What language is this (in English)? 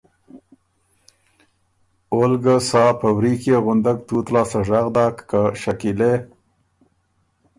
Ormuri